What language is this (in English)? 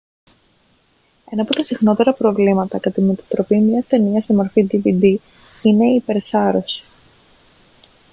Greek